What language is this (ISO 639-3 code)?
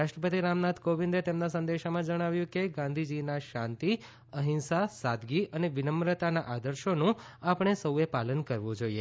guj